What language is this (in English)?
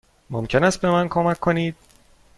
Persian